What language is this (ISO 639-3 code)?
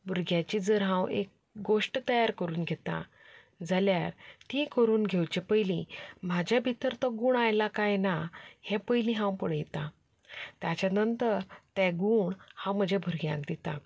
kok